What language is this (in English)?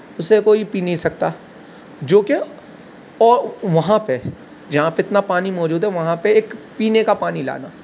Urdu